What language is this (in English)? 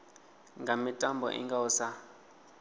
Venda